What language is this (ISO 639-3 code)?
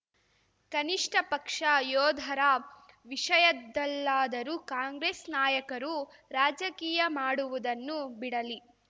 kan